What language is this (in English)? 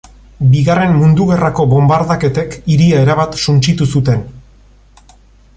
Basque